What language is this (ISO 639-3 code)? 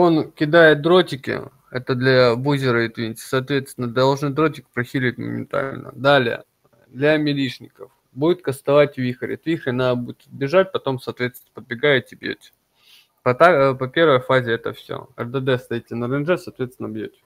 rus